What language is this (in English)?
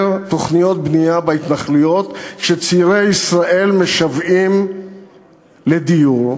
Hebrew